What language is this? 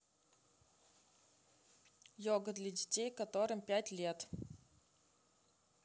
Russian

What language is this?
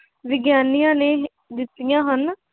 Punjabi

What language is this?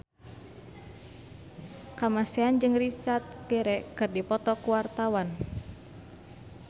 Sundanese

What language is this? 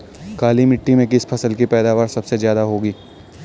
Hindi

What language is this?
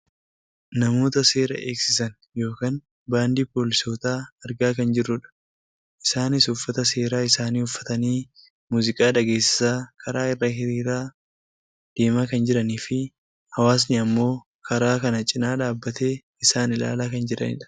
Oromo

